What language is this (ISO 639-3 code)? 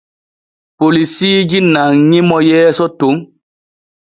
fue